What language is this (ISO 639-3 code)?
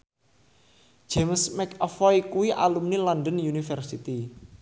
jav